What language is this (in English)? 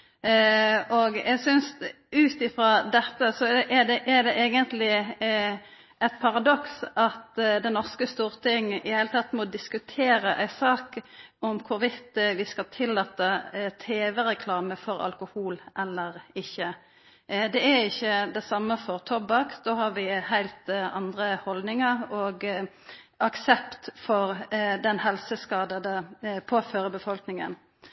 Norwegian Nynorsk